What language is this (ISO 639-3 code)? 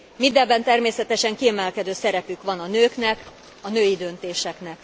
hun